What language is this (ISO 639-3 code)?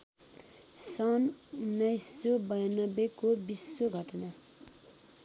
nep